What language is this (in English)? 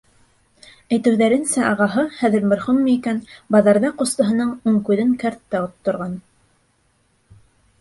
Bashkir